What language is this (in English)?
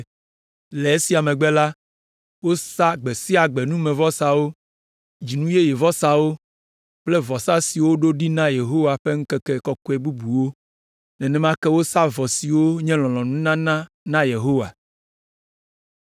Ewe